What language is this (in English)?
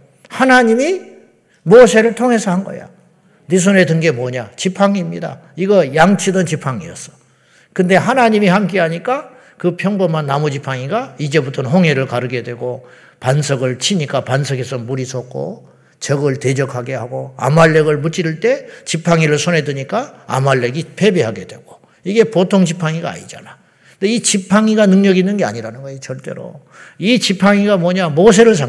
Korean